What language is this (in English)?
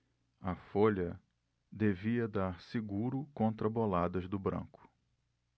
Portuguese